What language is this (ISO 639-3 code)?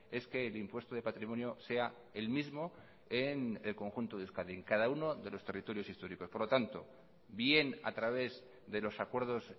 spa